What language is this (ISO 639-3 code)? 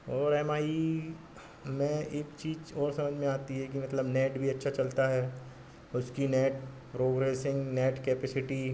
hin